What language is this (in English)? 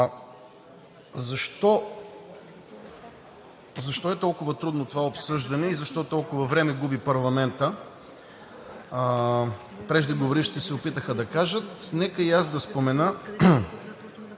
Bulgarian